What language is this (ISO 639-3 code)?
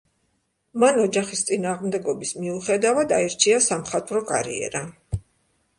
kat